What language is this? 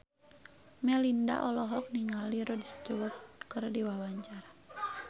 Sundanese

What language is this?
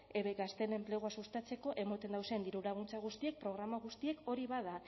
Basque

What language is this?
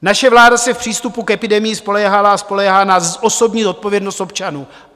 Czech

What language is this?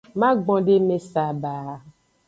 Aja (Benin)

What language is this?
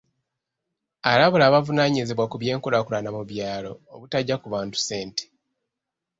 Ganda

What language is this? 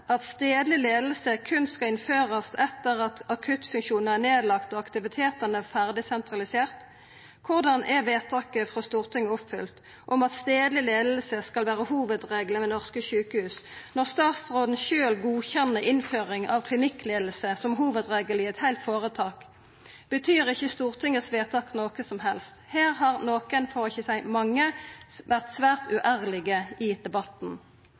Norwegian Nynorsk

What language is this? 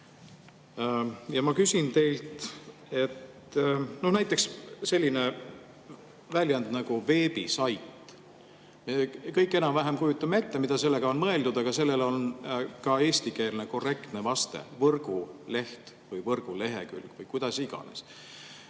Estonian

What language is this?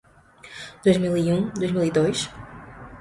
Portuguese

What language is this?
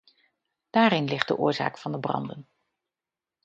Dutch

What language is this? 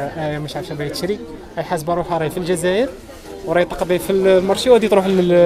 Arabic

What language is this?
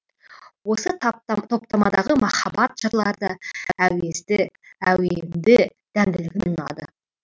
Kazakh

